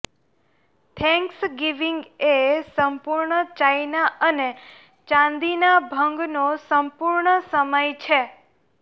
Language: Gujarati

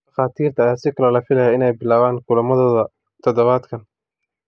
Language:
Somali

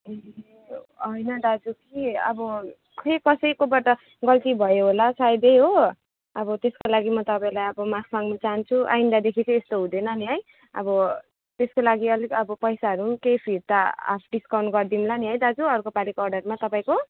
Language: Nepali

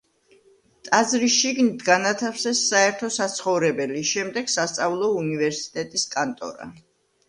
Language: Georgian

